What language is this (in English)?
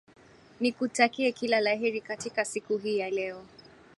Swahili